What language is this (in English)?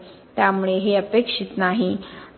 Marathi